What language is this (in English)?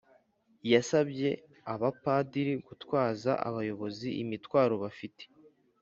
Kinyarwanda